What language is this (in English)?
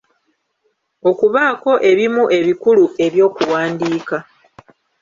Ganda